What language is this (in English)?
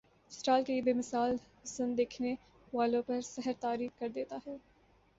Urdu